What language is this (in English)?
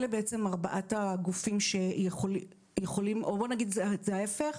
Hebrew